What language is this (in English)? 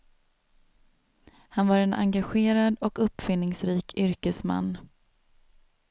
Swedish